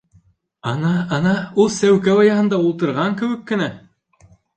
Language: Bashkir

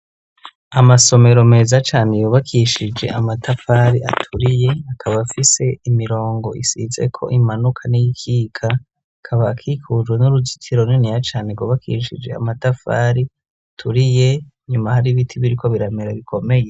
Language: Rundi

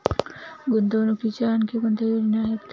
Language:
Marathi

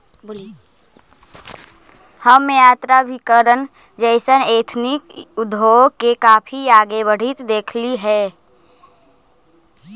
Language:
Magahi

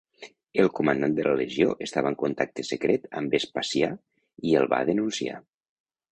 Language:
Catalan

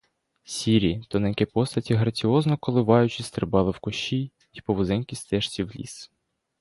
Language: Ukrainian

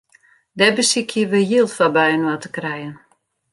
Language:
Western Frisian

